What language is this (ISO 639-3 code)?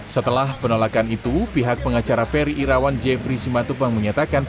ind